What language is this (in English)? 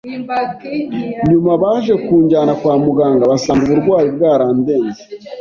Kinyarwanda